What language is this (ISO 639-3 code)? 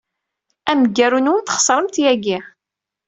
kab